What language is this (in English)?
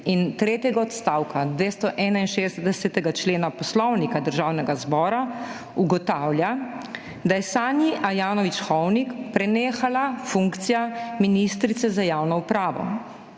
Slovenian